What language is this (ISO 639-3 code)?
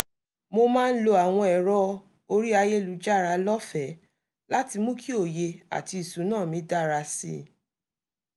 yor